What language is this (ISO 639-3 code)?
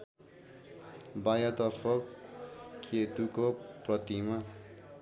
nep